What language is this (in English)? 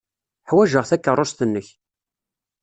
Kabyle